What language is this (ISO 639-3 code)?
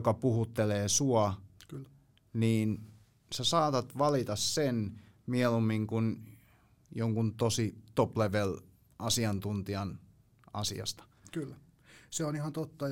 fin